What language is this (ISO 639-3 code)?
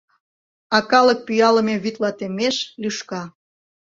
chm